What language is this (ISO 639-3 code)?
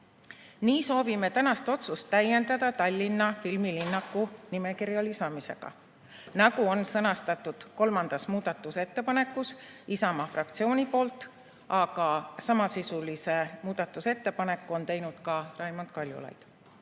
est